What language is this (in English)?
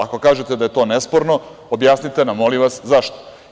Serbian